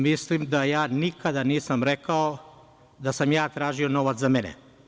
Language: Serbian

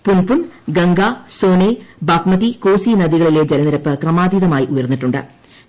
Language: Malayalam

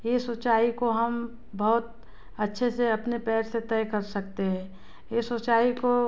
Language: Hindi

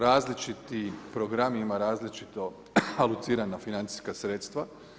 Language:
Croatian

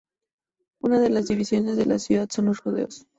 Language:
Spanish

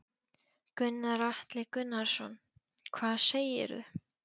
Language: Icelandic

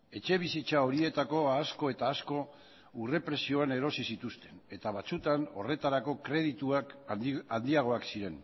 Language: Basque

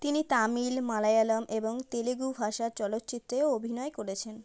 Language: Bangla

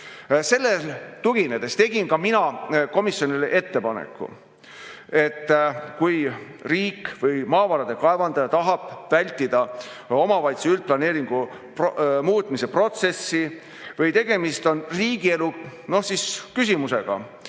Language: Estonian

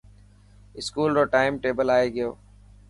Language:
Dhatki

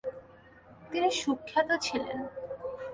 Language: Bangla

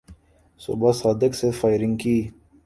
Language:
Urdu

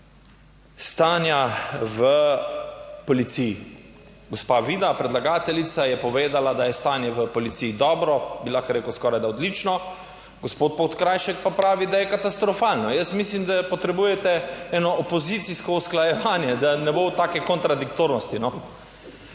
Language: Slovenian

